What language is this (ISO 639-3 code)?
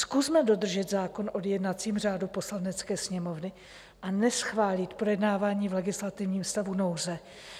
ces